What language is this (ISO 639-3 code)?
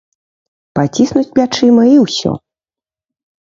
bel